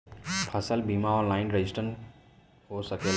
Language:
Bhojpuri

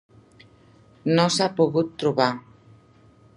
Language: Catalan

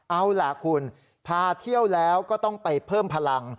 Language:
Thai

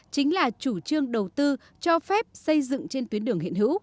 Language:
Vietnamese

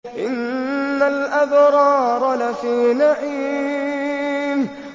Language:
Arabic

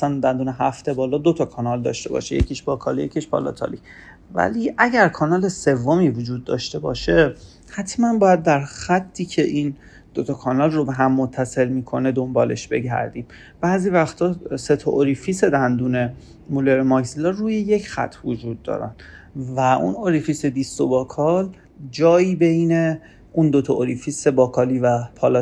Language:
Persian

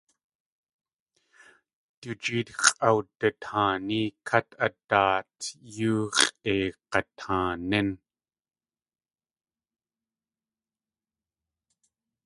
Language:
Tlingit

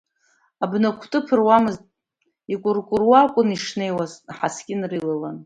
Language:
Abkhazian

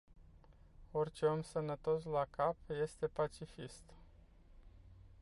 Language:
Romanian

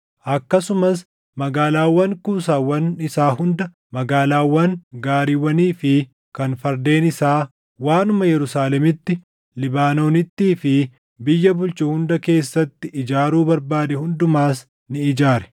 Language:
Oromo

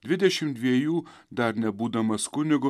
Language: Lithuanian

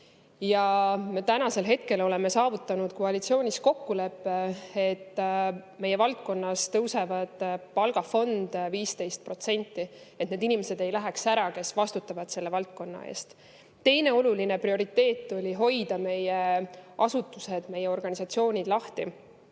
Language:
Estonian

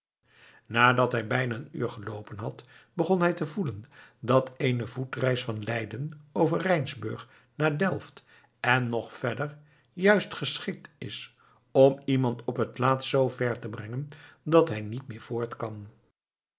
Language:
Dutch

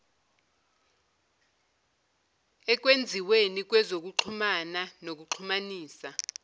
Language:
Zulu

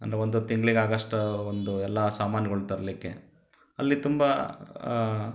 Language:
Kannada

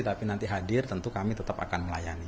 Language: Indonesian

